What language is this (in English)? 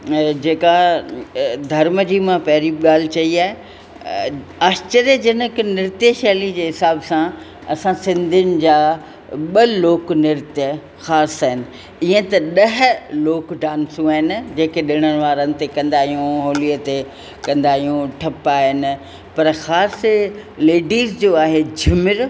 Sindhi